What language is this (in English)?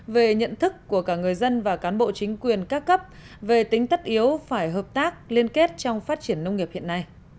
Vietnamese